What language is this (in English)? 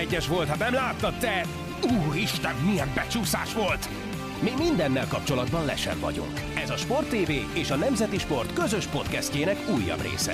Hungarian